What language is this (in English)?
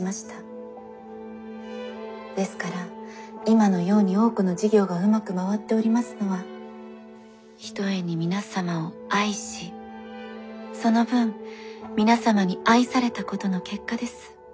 Japanese